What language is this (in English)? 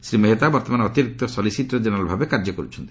Odia